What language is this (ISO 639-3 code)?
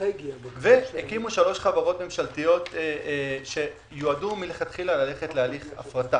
heb